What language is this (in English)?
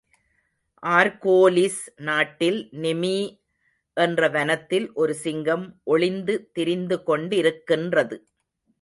Tamil